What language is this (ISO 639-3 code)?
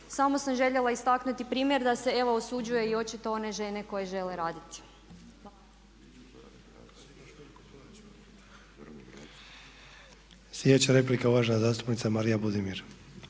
hrv